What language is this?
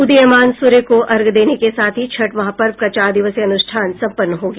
Hindi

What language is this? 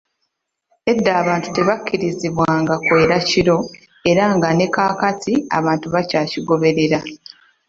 Ganda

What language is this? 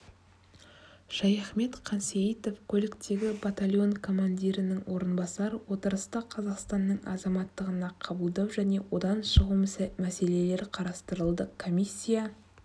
Kazakh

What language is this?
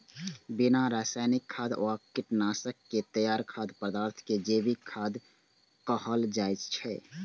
Maithili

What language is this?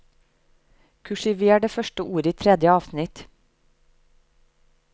Norwegian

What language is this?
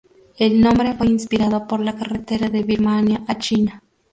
Spanish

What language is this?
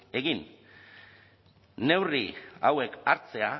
Basque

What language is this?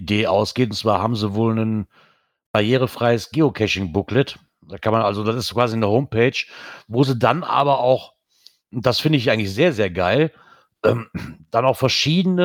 German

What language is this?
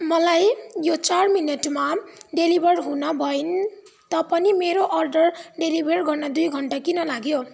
Nepali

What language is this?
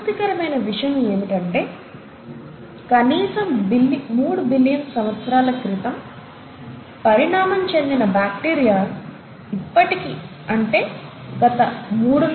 Telugu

